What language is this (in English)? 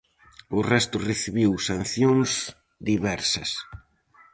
Galician